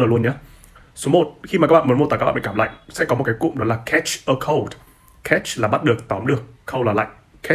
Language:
Vietnamese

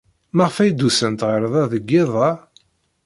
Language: Kabyle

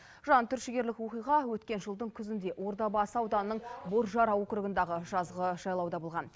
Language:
Kazakh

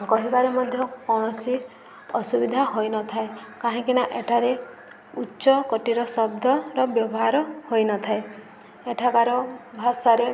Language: Odia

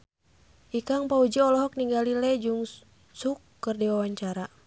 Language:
Sundanese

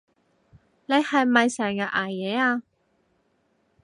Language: Cantonese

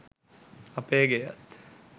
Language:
Sinhala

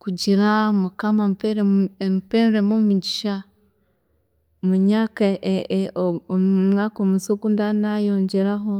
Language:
Chiga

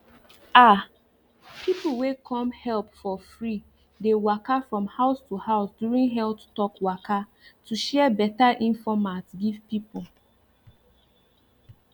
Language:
Nigerian Pidgin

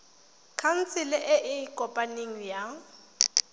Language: Tswana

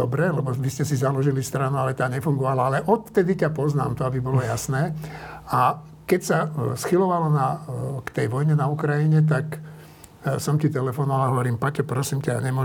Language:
Slovak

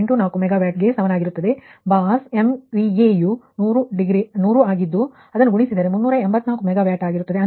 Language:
Kannada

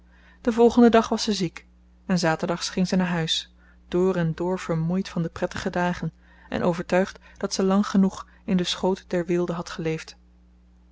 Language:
Dutch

